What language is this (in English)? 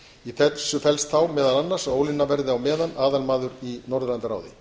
Icelandic